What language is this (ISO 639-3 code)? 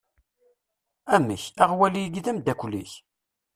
kab